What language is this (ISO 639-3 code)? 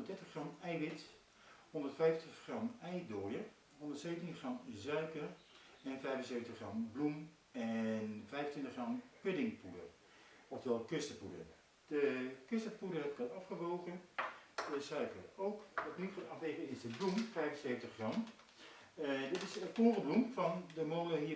nld